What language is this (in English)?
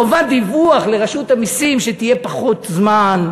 Hebrew